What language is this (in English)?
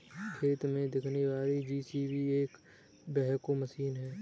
Hindi